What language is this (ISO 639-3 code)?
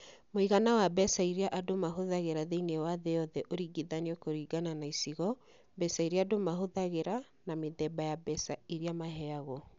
kik